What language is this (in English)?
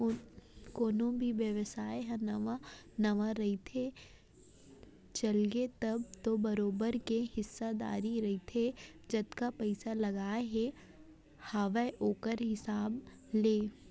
Chhattisgarhi